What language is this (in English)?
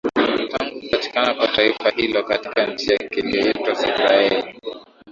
Swahili